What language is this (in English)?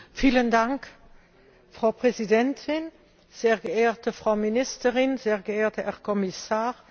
German